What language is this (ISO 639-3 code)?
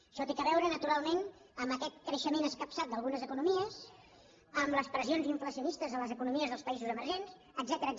cat